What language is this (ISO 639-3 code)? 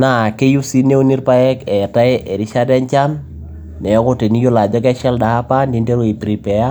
mas